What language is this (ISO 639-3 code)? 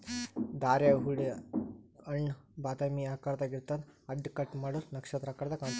kan